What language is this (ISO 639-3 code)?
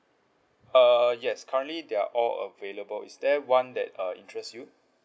eng